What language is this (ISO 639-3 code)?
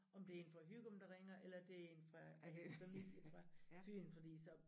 dan